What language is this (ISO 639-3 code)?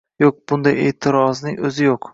uzb